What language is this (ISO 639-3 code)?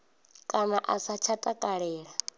ven